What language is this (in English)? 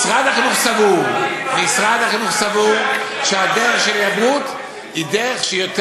Hebrew